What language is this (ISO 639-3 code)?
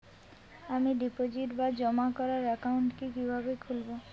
ben